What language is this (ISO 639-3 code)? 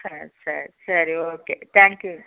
tam